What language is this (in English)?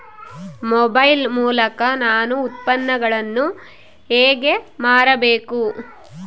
Kannada